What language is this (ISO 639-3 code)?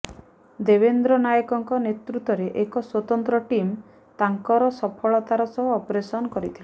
ori